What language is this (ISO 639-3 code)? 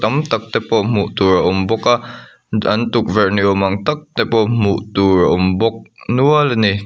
lus